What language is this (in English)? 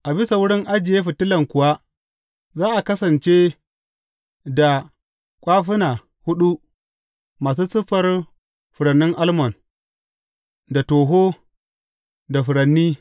Hausa